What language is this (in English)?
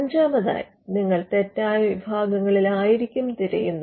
Malayalam